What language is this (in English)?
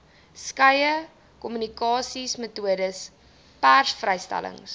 Afrikaans